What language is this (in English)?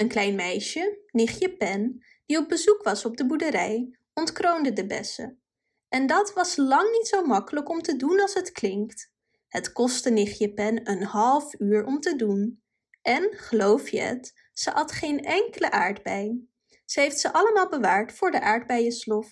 Dutch